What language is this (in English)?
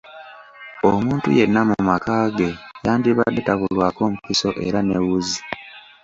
Ganda